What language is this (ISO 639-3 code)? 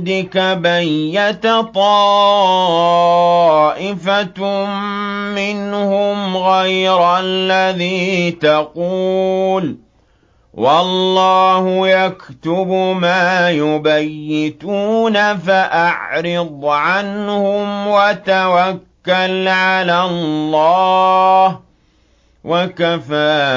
ara